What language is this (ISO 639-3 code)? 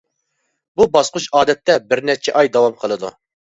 uig